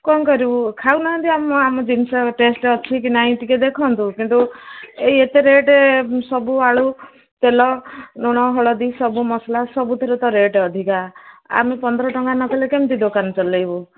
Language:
Odia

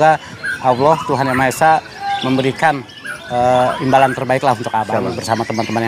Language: Indonesian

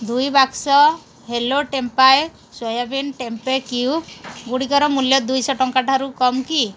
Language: Odia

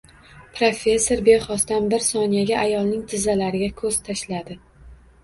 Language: Uzbek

